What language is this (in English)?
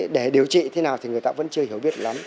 Vietnamese